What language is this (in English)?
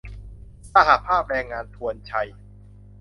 Thai